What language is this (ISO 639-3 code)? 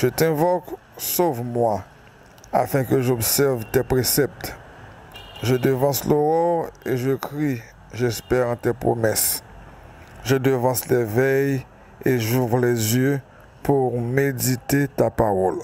fra